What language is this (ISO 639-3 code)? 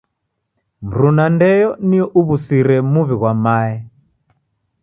dav